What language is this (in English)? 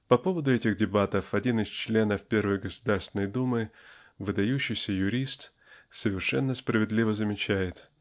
Russian